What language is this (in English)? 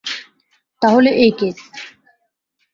Bangla